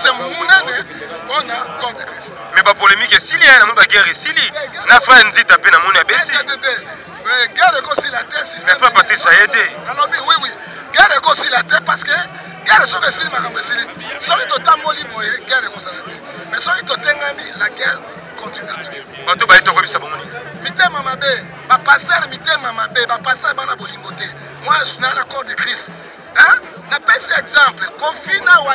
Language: French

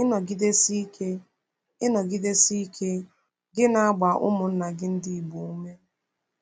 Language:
Igbo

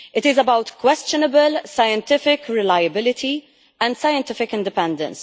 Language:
English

